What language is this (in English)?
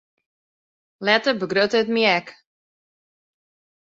Western Frisian